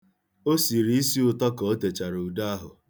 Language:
Igbo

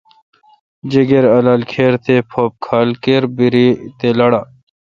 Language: Kalkoti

